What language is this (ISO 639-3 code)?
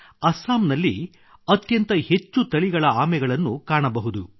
kan